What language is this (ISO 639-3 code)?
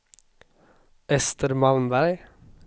swe